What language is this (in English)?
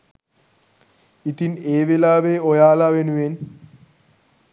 Sinhala